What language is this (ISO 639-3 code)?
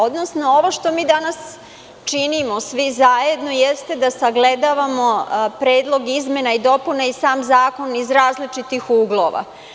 srp